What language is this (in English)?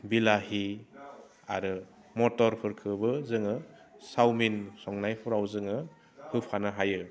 Bodo